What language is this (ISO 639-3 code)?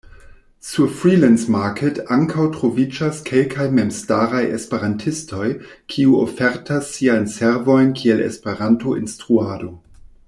epo